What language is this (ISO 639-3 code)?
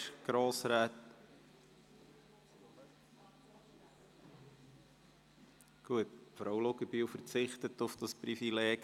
gsw